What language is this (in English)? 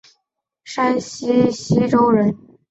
Chinese